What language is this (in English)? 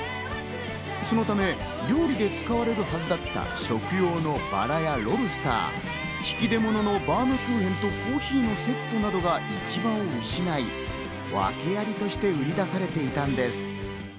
Japanese